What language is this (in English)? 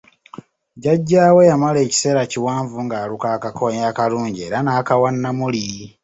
Ganda